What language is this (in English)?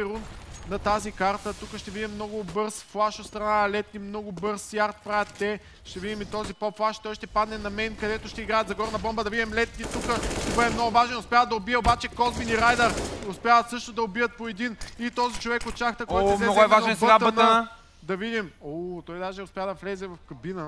Bulgarian